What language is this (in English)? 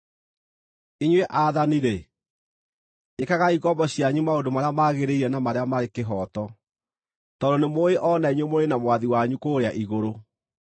Kikuyu